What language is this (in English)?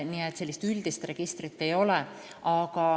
Estonian